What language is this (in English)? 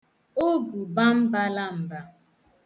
Igbo